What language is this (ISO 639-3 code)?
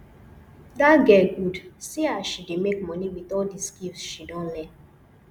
pcm